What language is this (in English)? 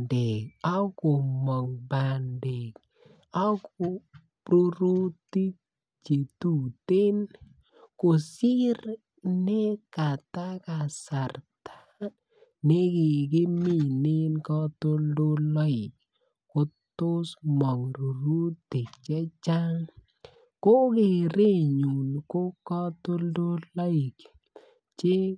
Kalenjin